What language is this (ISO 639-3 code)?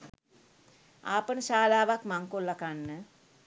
sin